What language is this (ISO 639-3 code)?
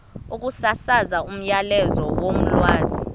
xho